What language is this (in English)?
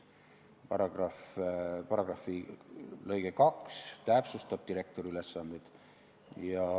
Estonian